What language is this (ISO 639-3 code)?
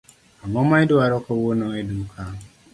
luo